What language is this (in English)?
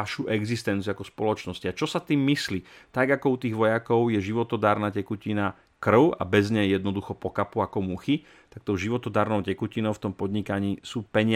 Slovak